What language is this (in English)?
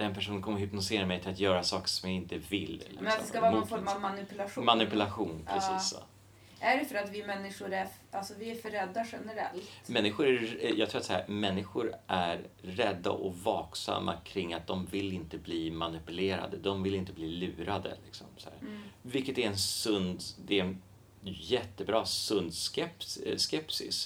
Swedish